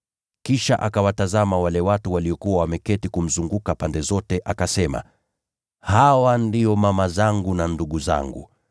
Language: Swahili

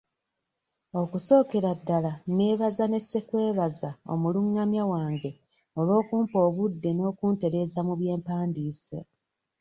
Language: Ganda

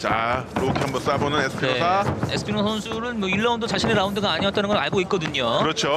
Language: Korean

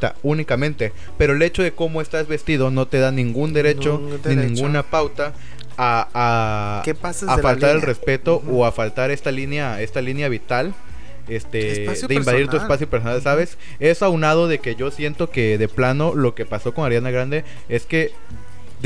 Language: Spanish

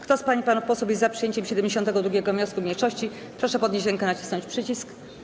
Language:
Polish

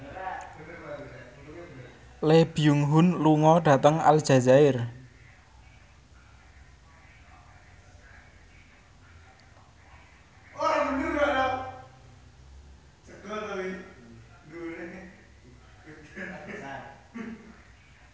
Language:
Javanese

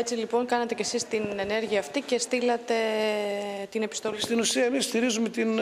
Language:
Greek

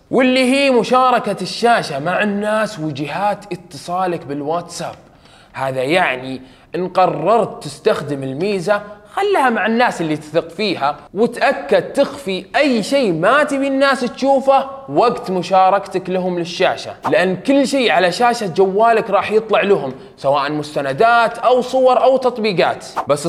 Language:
Arabic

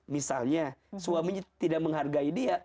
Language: Indonesian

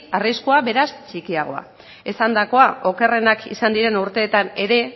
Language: Basque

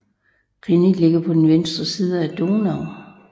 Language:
Danish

